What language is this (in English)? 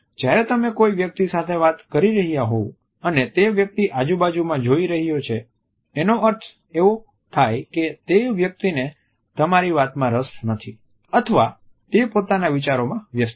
Gujarati